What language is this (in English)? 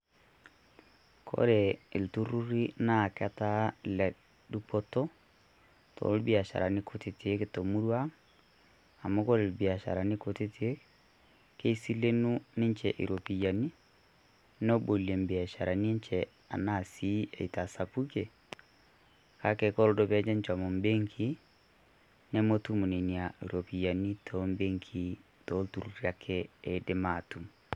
Masai